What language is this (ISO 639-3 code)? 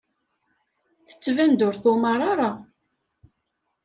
kab